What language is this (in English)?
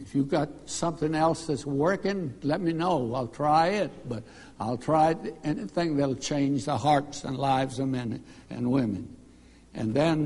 English